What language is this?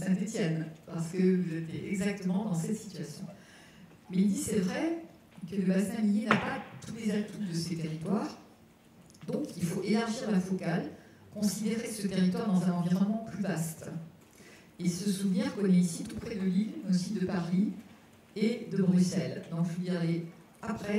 French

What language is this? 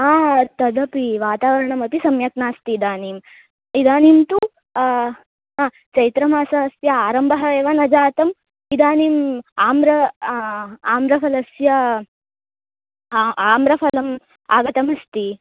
Sanskrit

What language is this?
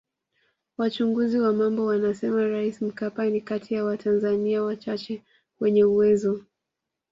Swahili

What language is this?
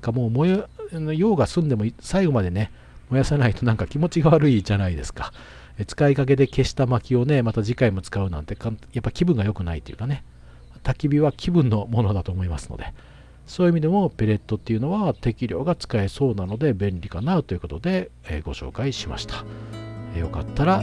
Japanese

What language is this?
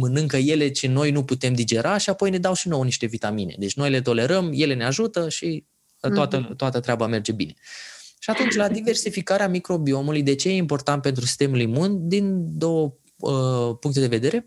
Romanian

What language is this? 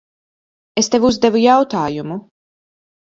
Latvian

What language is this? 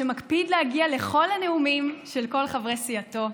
Hebrew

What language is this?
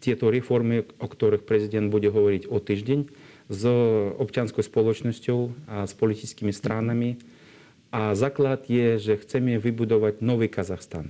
Slovak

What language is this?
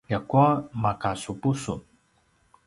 Paiwan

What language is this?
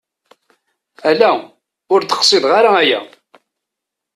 Kabyle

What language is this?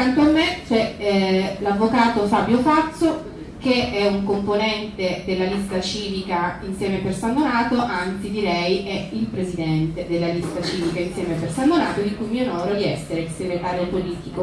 Italian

